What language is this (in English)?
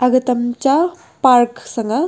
Wancho Naga